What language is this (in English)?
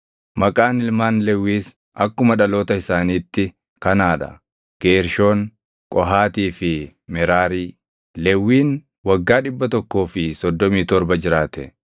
Oromo